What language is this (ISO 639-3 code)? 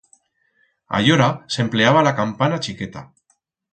arg